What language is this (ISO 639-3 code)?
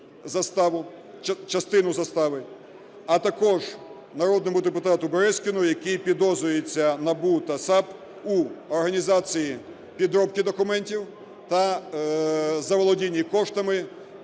ukr